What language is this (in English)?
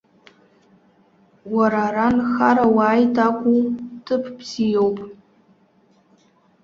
Abkhazian